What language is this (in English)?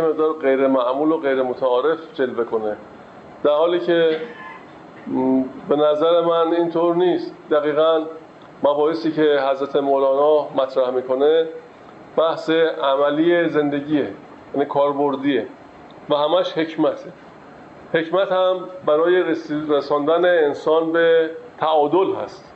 Persian